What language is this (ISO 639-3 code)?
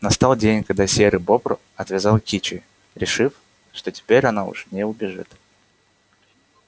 rus